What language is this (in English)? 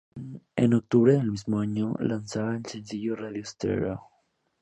Spanish